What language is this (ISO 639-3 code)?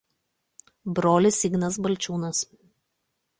lit